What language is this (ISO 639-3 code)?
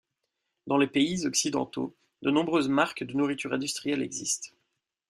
fra